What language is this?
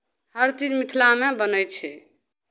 Maithili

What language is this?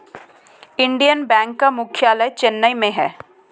Hindi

